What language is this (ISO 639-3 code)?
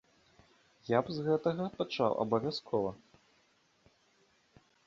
bel